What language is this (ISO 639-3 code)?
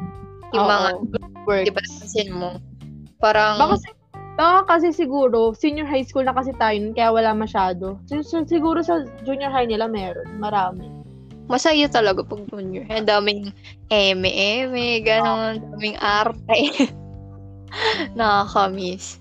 fil